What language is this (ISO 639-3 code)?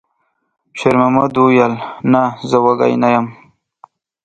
pus